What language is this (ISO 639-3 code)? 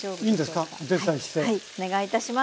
jpn